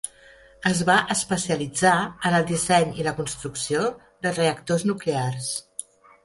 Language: Catalan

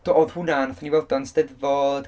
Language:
Welsh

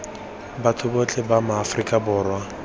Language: Tswana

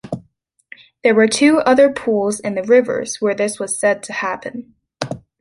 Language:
English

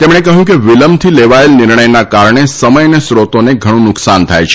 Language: Gujarati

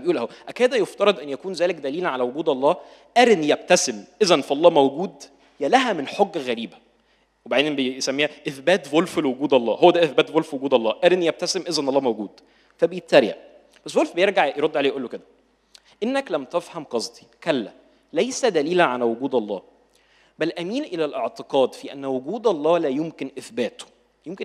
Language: Arabic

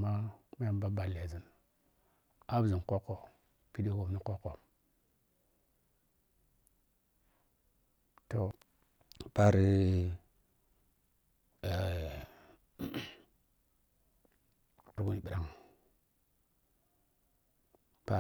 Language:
Piya-Kwonci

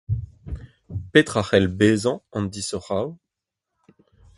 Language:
Breton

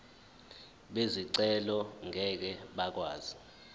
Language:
Zulu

